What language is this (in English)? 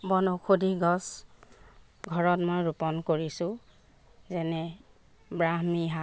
Assamese